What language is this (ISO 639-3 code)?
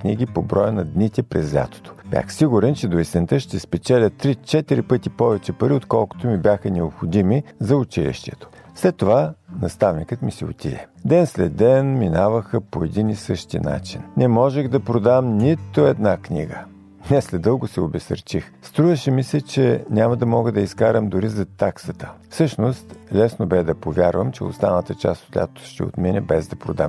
bul